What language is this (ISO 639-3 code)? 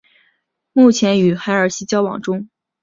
zho